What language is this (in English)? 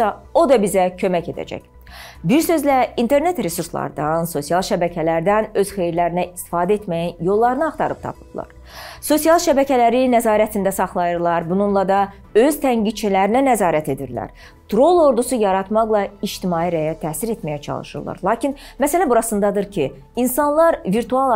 Turkish